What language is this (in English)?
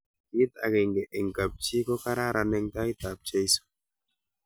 Kalenjin